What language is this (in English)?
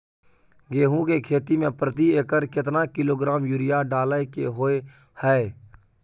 Maithili